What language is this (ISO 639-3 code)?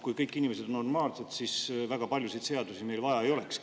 est